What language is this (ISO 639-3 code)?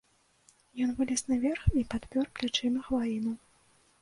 bel